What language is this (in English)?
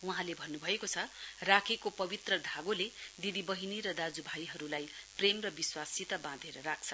Nepali